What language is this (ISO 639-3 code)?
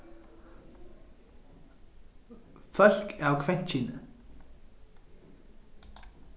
fao